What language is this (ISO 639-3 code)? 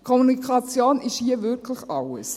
gsw